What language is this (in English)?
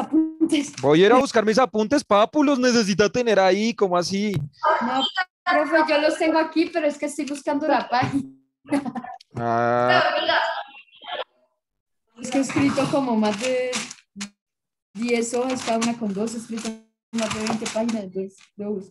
Spanish